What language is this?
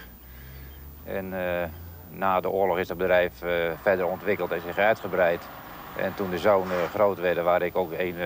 Dutch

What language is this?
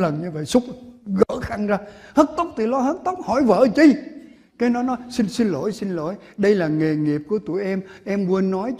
Vietnamese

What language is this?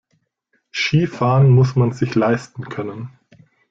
German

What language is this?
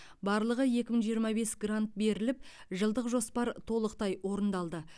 Kazakh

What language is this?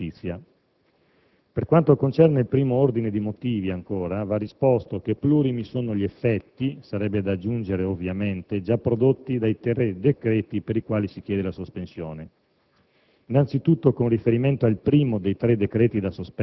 Italian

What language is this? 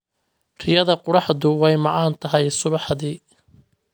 Somali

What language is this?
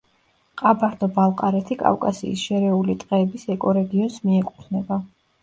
Georgian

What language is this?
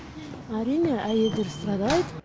Kazakh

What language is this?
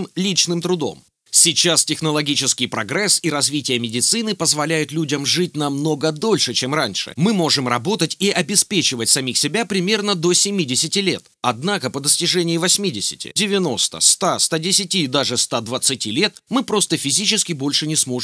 Russian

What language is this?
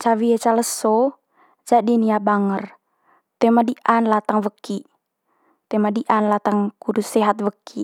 Manggarai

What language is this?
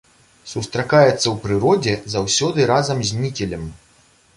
Belarusian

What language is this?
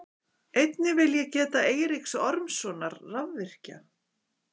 Icelandic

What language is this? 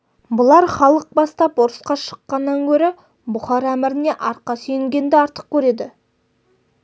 Kazakh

